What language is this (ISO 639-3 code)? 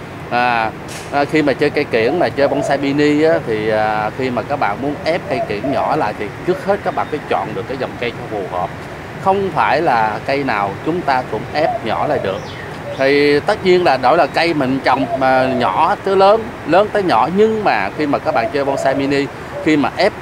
vie